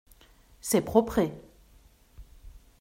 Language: French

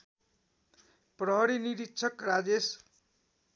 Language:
Nepali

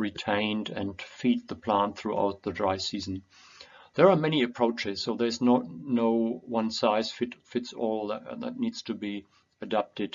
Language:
English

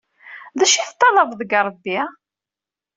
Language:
Kabyle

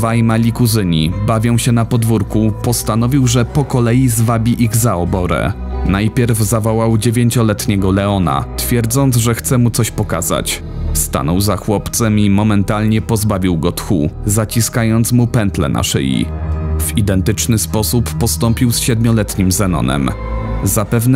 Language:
Polish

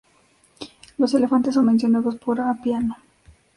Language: Spanish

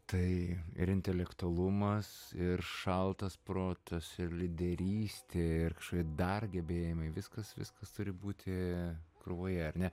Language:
Lithuanian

